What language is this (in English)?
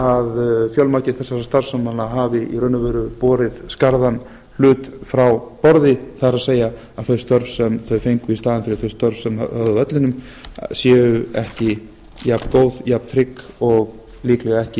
Icelandic